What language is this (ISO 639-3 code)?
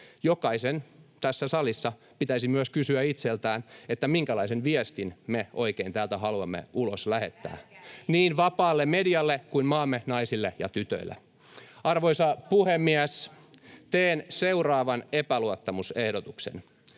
fin